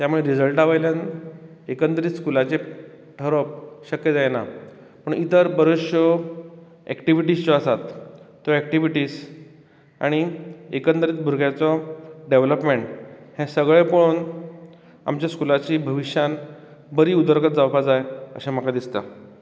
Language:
Konkani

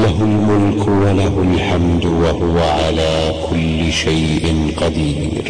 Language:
Arabic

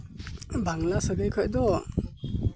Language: Santali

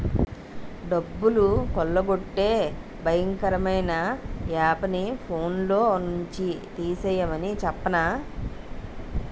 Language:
Telugu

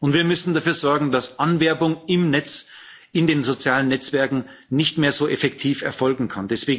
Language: German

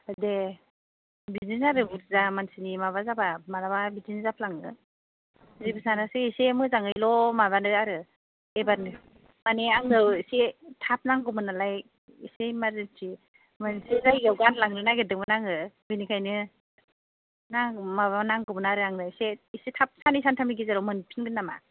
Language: Bodo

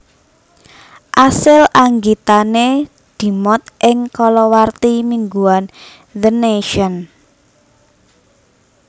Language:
Javanese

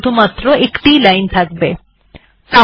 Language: Bangla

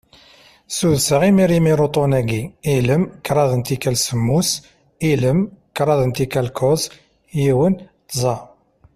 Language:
Kabyle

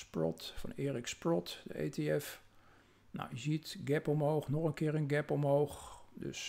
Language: Dutch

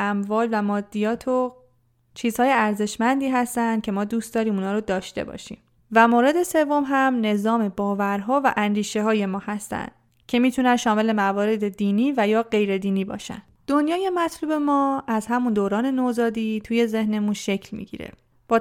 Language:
Persian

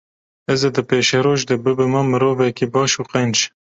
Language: Kurdish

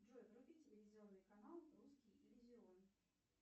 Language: Russian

